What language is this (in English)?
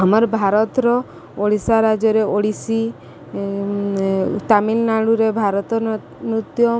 Odia